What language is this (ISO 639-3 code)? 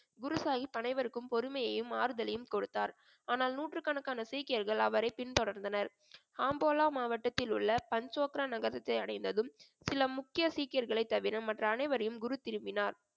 tam